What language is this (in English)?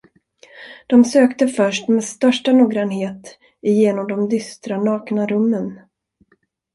Swedish